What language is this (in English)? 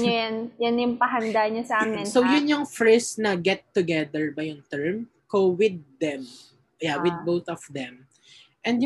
Filipino